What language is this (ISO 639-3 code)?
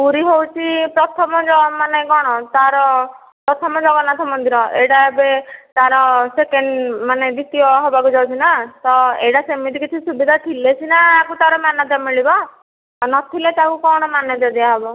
ori